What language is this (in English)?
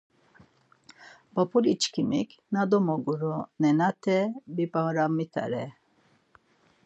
Laz